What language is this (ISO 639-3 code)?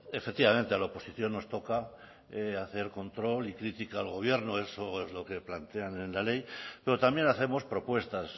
spa